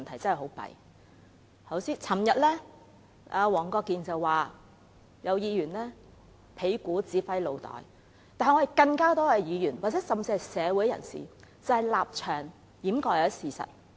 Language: Cantonese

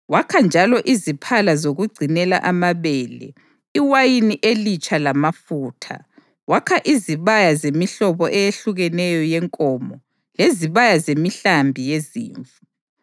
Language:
North Ndebele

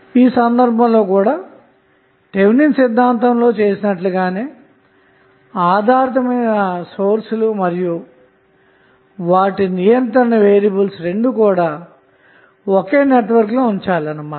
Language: Telugu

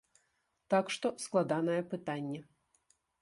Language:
Belarusian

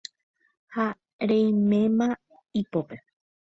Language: Guarani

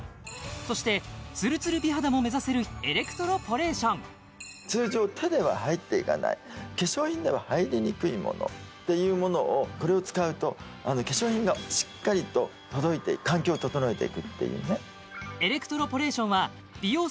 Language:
Japanese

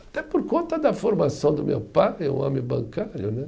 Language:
Portuguese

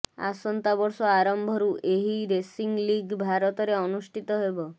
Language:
Odia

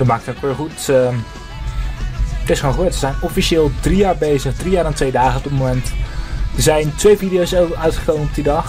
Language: Dutch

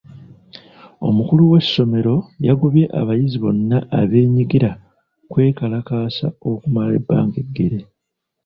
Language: Ganda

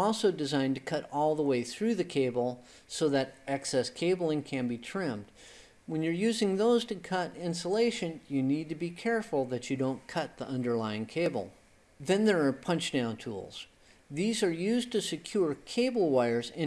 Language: English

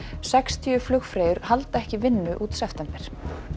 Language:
Icelandic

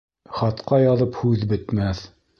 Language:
Bashkir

